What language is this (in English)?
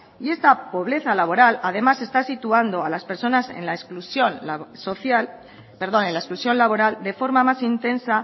Spanish